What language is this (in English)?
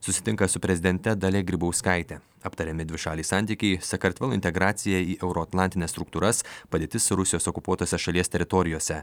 Lithuanian